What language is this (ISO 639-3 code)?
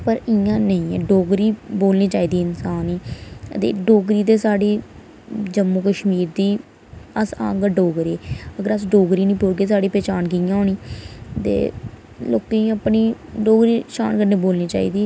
doi